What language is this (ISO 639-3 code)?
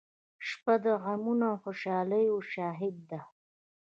pus